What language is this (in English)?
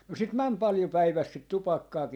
Finnish